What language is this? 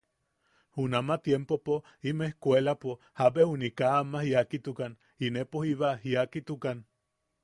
Yaqui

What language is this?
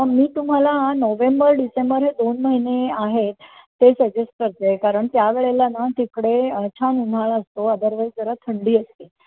Marathi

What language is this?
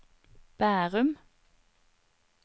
Norwegian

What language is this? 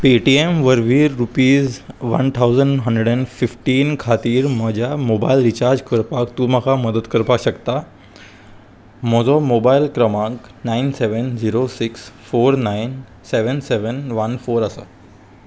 Konkani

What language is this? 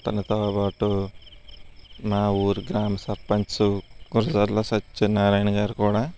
Telugu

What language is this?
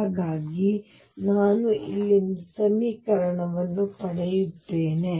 Kannada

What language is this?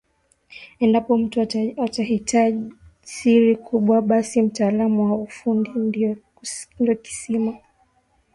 Swahili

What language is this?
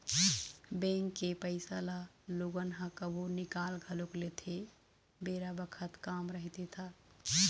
Chhattisgarhi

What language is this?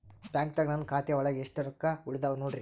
Kannada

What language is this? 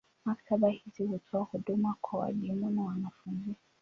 Swahili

